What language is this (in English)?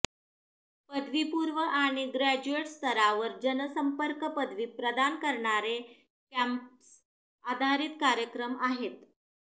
Marathi